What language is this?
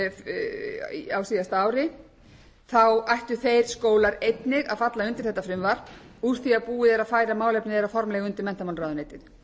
Icelandic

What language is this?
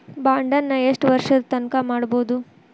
Kannada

